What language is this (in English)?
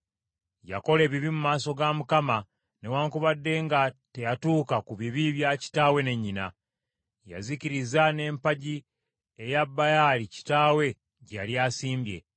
Ganda